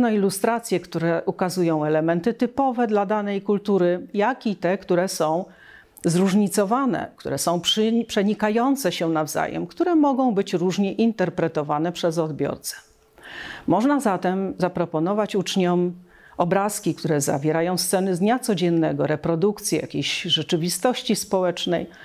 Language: Polish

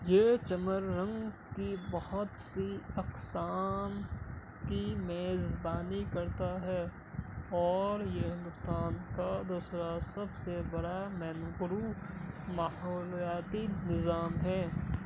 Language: Urdu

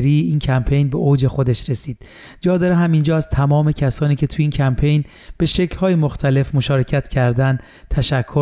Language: Persian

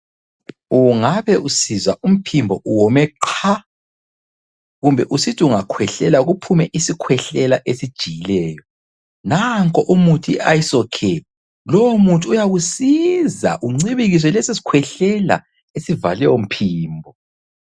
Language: North Ndebele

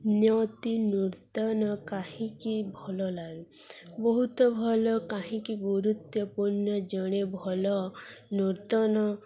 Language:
Odia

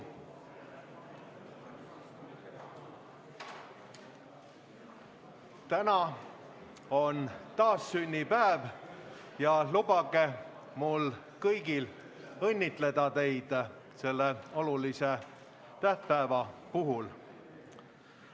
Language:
Estonian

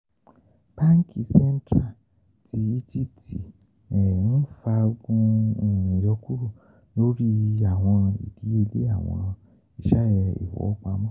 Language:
Yoruba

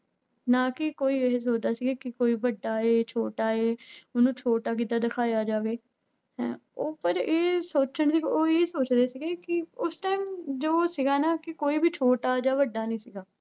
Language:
Punjabi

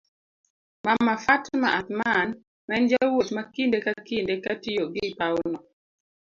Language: Luo (Kenya and Tanzania)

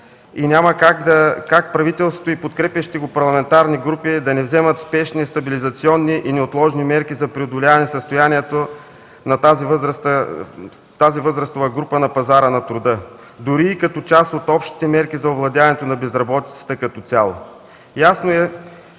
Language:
Bulgarian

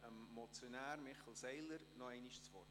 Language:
Swiss German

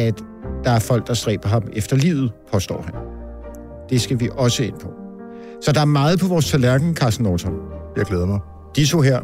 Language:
Danish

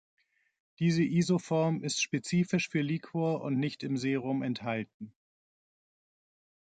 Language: German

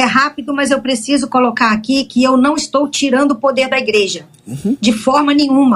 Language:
Portuguese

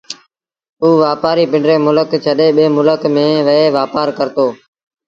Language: Sindhi Bhil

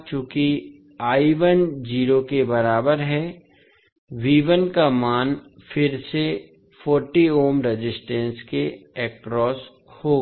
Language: Hindi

